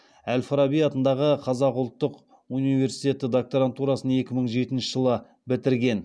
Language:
Kazakh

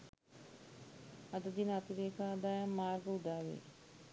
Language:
Sinhala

